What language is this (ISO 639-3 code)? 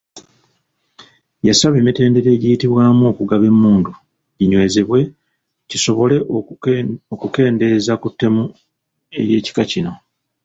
lug